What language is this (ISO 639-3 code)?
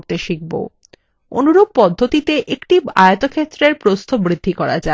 ben